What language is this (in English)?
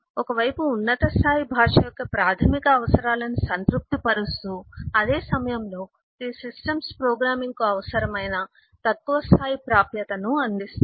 Telugu